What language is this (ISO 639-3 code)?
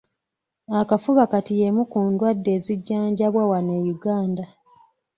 lug